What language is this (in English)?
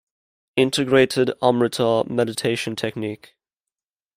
English